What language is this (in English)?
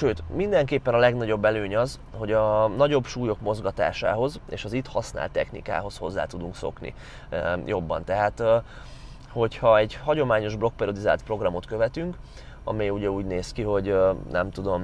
Hungarian